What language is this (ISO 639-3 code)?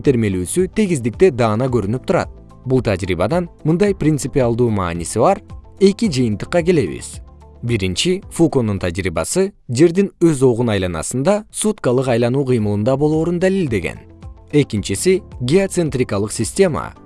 kir